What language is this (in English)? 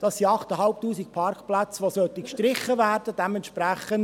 Swiss German